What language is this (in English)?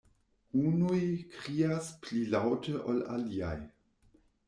Esperanto